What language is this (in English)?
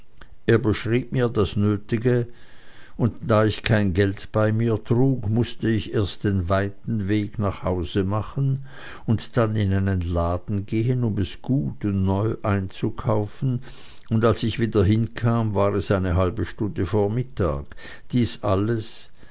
German